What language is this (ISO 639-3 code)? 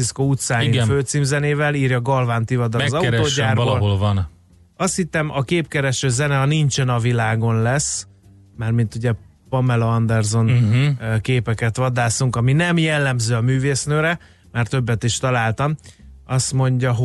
hun